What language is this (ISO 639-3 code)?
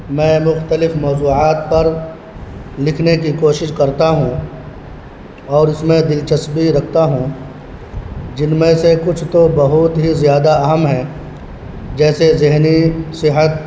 urd